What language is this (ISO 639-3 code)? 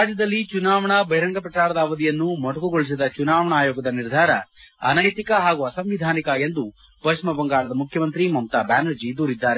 kan